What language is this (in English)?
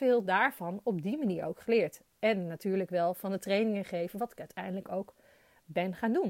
Dutch